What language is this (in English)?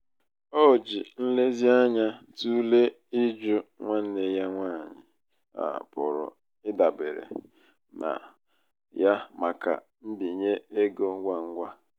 Igbo